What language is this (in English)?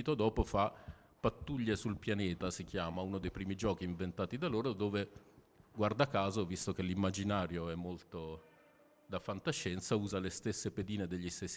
Italian